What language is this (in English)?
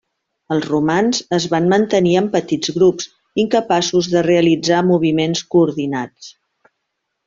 Catalan